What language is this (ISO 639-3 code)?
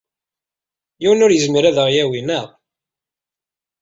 kab